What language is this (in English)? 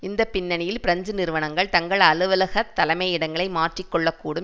Tamil